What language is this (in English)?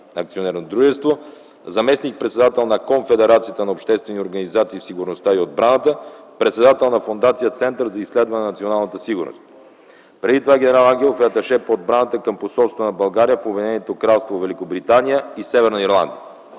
Bulgarian